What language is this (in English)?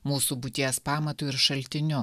Lithuanian